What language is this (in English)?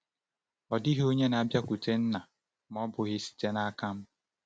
Igbo